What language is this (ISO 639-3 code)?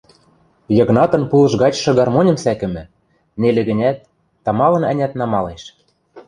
mrj